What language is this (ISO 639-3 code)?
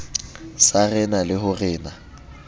sot